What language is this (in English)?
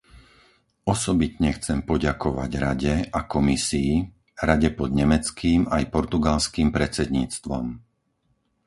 Slovak